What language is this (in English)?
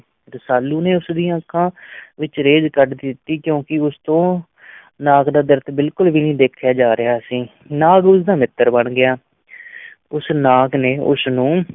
Punjabi